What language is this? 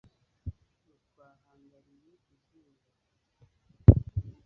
Kinyarwanda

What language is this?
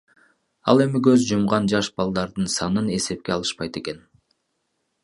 Kyrgyz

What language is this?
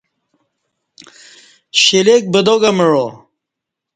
Kati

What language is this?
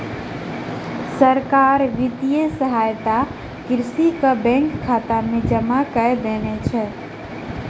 Maithili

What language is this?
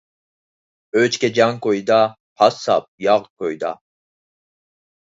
Uyghur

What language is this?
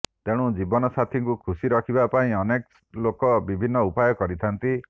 Odia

